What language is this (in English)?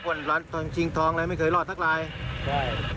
Thai